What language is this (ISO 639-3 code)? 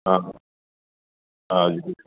asm